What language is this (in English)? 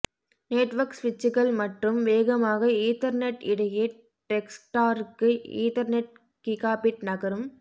Tamil